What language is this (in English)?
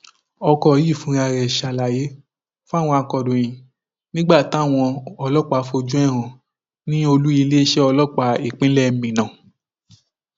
Yoruba